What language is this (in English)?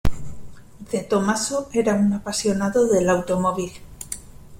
Spanish